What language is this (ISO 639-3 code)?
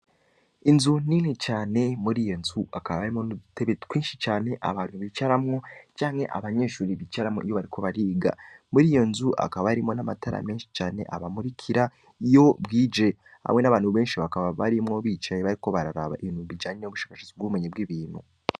run